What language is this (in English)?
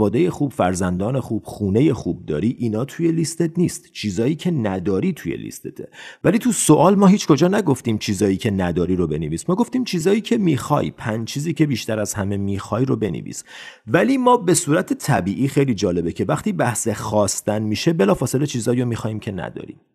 Persian